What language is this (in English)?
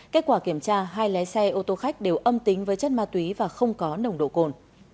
Vietnamese